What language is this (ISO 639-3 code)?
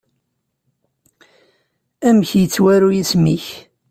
kab